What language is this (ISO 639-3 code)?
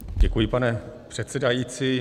ces